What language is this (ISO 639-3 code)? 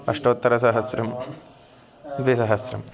san